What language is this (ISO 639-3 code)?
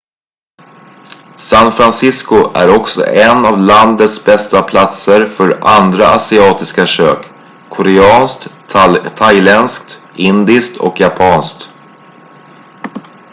swe